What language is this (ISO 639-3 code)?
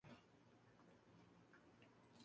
spa